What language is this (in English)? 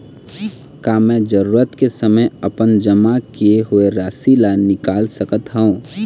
Chhattisgarhi